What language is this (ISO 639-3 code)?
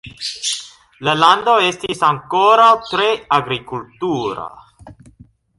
epo